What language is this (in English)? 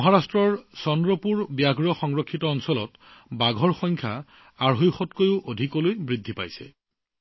Assamese